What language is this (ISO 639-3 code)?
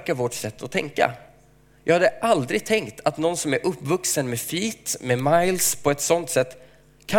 swe